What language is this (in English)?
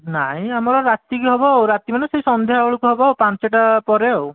Odia